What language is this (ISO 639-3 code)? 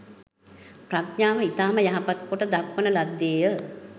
sin